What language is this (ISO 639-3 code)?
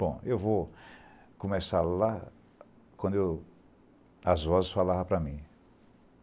por